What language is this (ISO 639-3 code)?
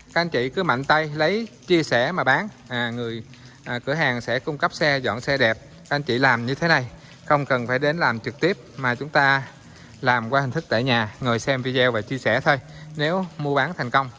vie